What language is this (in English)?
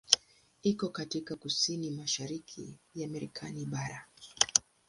Swahili